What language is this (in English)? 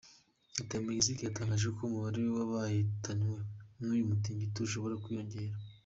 Kinyarwanda